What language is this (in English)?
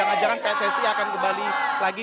Indonesian